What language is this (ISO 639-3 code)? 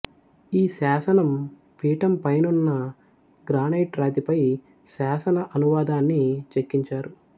tel